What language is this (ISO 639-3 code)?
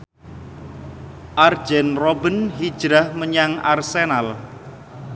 jav